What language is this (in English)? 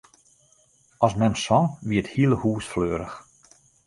Western Frisian